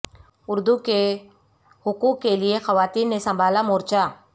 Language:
Urdu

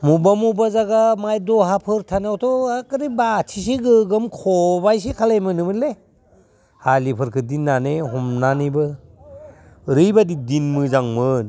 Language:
Bodo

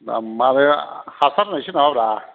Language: Bodo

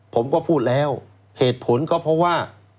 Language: Thai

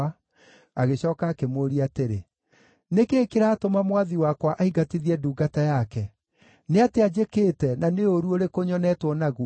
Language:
Kikuyu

